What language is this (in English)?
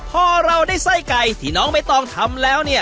Thai